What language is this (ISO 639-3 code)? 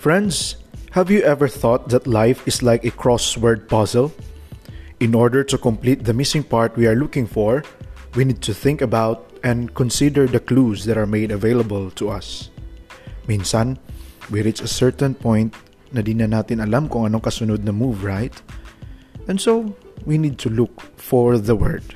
fil